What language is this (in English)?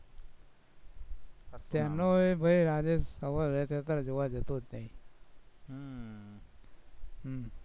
Gujarati